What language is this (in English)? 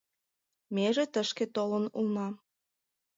Mari